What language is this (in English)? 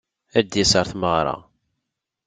Kabyle